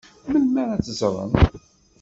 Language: Kabyle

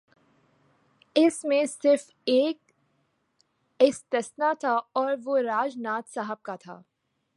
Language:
Urdu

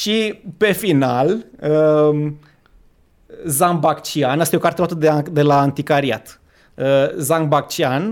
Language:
Romanian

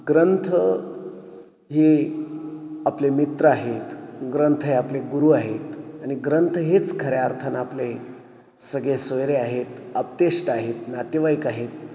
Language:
Marathi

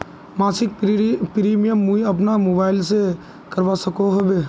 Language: Magahi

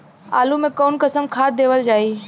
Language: Bhojpuri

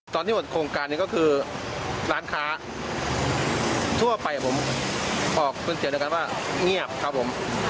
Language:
Thai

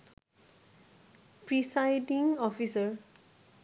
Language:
Bangla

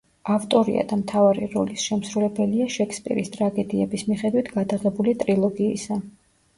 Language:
Georgian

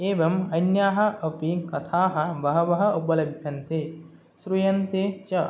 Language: Sanskrit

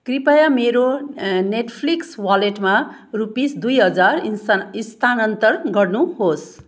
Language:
Nepali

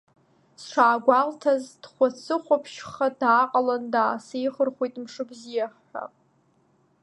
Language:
Abkhazian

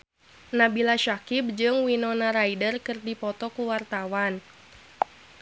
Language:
Sundanese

